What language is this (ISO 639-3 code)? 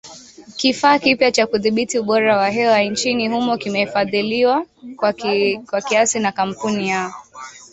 swa